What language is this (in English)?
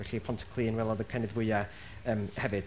Welsh